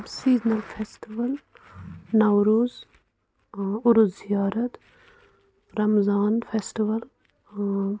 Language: Kashmiri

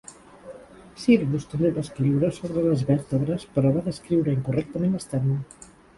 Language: Catalan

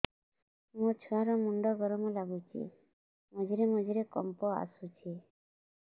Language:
Odia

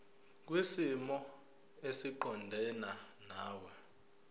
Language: Zulu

